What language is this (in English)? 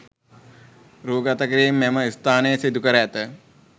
Sinhala